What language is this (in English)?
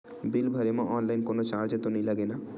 Chhattisgarhi